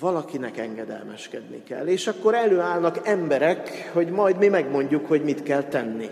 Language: Hungarian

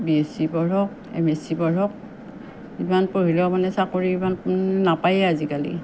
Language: Assamese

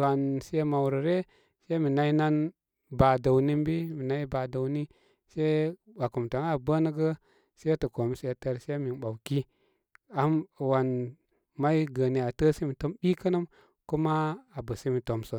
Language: Koma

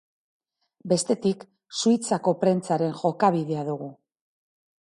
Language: Basque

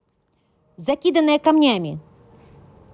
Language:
Russian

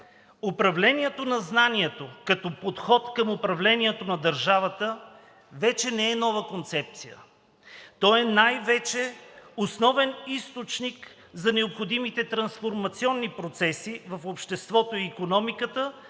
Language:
Bulgarian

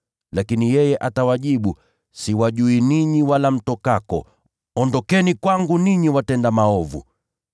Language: Swahili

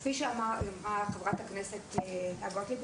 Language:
Hebrew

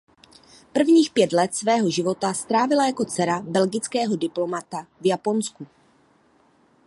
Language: Czech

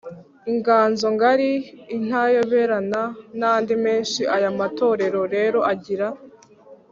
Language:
Kinyarwanda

